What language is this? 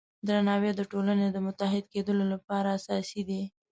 Pashto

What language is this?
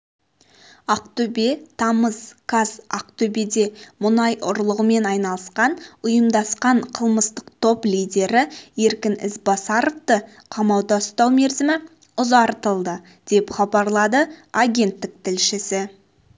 Kazakh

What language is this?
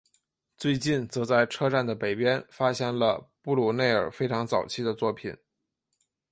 Chinese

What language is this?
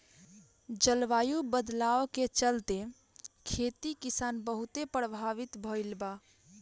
Bhojpuri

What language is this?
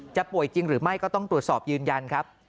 Thai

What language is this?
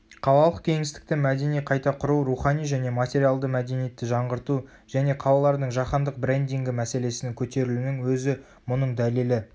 Kazakh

